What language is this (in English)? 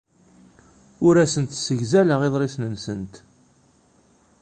Kabyle